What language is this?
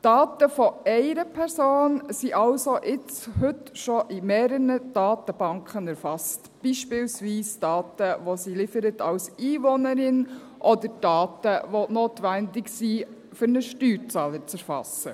Swiss German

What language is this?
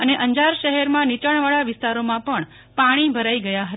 Gujarati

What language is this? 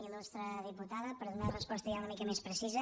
Catalan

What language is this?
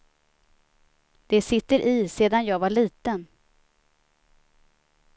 Swedish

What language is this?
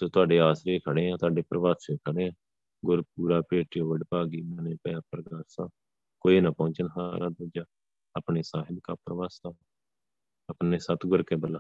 Punjabi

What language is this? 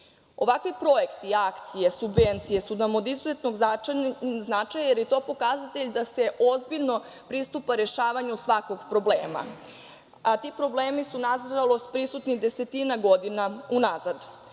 Serbian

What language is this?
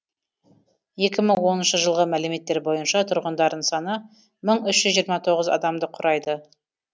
Kazakh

